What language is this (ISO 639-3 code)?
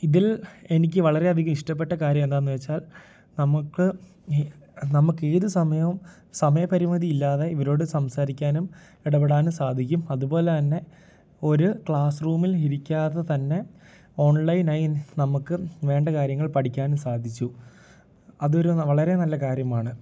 mal